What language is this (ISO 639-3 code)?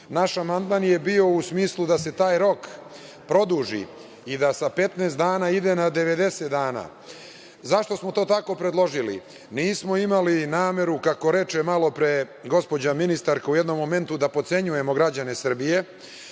srp